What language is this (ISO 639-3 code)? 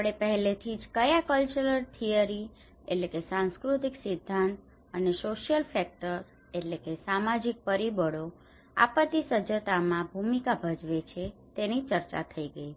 guj